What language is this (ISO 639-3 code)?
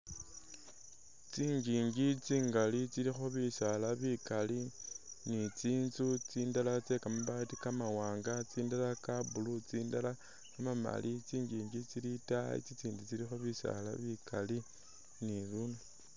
myx